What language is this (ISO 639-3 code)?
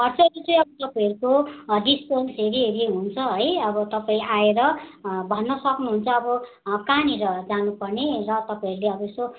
nep